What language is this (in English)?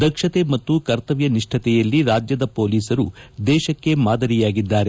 Kannada